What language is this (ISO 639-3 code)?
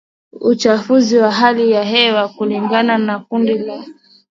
swa